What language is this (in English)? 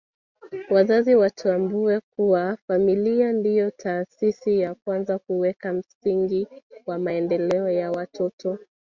Swahili